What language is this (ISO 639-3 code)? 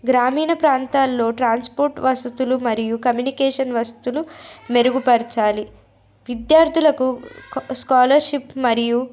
tel